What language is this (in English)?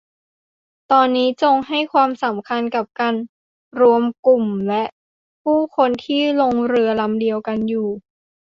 Thai